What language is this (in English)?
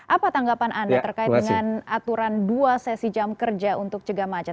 Indonesian